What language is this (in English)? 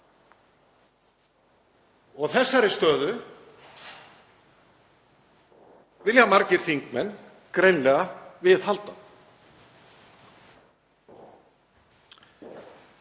Icelandic